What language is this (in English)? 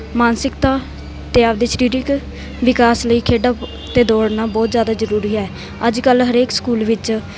Punjabi